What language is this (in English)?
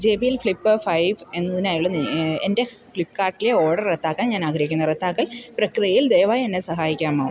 Malayalam